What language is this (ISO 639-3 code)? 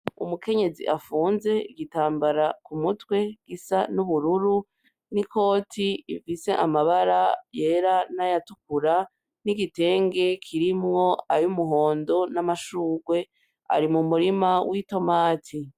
run